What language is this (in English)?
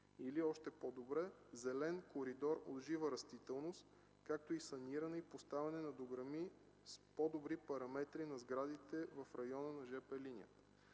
Bulgarian